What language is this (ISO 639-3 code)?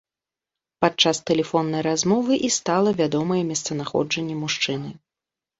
bel